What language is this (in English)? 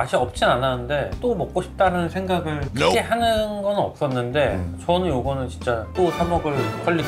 Korean